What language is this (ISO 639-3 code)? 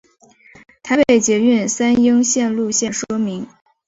zho